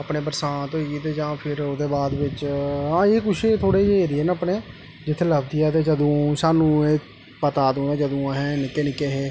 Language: Dogri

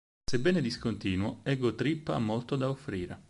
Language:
Italian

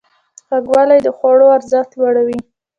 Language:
Pashto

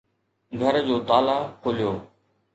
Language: Sindhi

